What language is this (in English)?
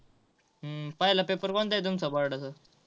Marathi